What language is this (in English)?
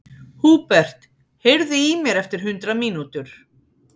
Icelandic